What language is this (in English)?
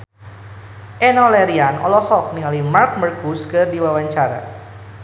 Sundanese